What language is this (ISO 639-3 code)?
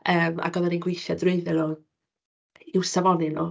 cym